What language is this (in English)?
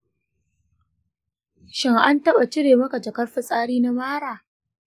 Hausa